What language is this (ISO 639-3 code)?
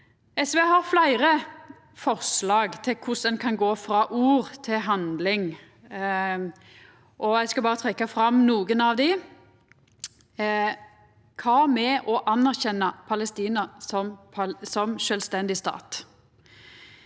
nor